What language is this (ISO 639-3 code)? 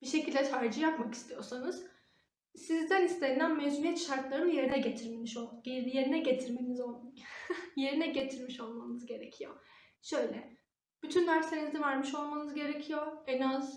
tur